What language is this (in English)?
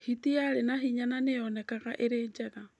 Kikuyu